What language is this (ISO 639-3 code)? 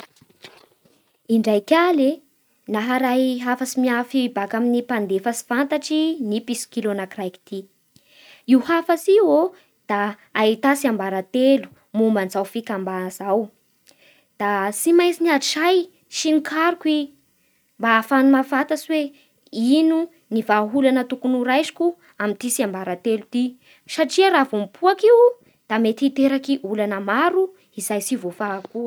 bhr